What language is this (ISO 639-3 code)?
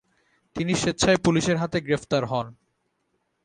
ben